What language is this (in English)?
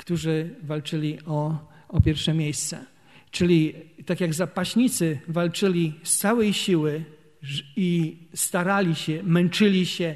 Polish